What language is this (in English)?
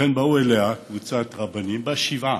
Hebrew